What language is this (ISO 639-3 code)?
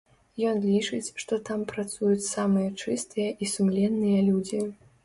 bel